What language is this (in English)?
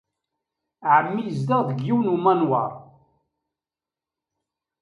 Kabyle